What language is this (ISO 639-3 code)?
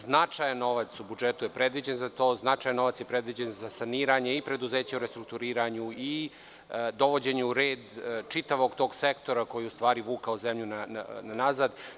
srp